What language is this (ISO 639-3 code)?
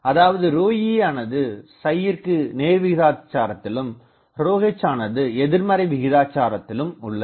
tam